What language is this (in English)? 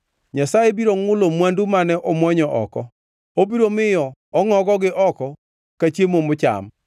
Luo (Kenya and Tanzania)